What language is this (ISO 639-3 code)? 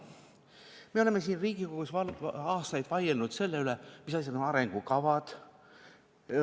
est